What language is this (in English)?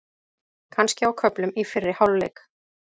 Icelandic